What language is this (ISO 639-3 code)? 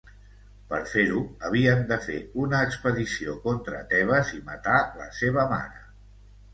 cat